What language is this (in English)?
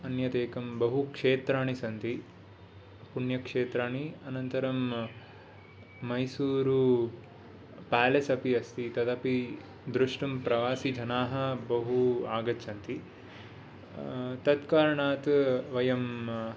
Sanskrit